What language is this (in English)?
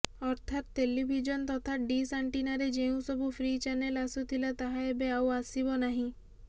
Odia